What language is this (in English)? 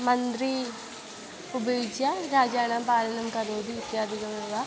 Sanskrit